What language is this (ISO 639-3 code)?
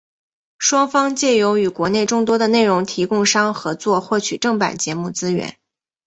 zho